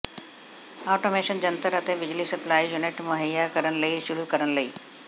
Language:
Punjabi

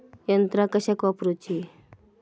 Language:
Marathi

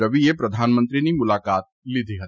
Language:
Gujarati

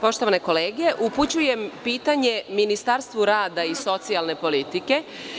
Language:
Serbian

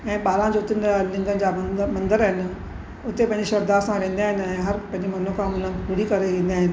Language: Sindhi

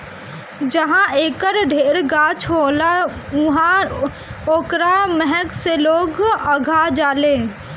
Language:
Bhojpuri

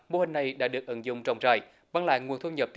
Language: Vietnamese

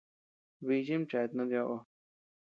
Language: Tepeuxila Cuicatec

